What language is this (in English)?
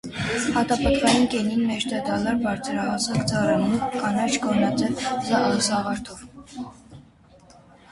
Armenian